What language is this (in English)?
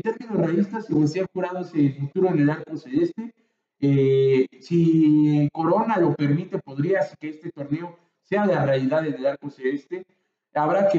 Spanish